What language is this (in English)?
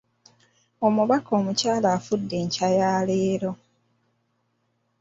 Ganda